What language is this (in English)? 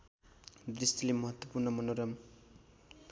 Nepali